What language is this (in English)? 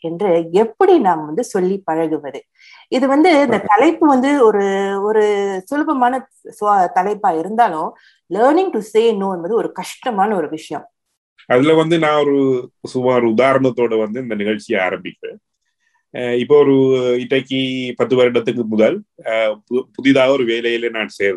Tamil